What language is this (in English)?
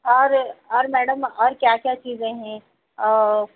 Urdu